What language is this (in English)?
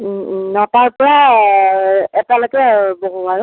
Assamese